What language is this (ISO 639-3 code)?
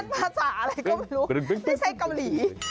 tha